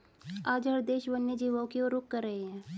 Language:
Hindi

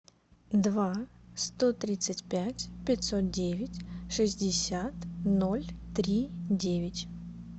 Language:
Russian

